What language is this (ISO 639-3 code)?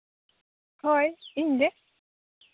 sat